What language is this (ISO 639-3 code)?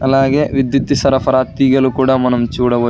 tel